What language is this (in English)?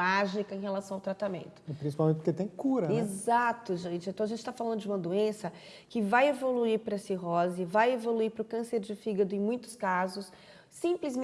Portuguese